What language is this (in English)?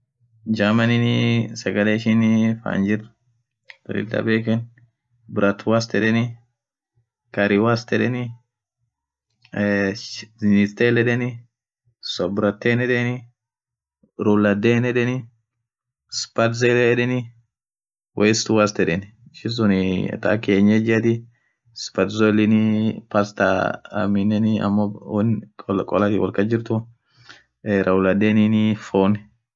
Orma